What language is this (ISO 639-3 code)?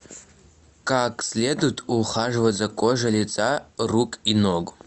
rus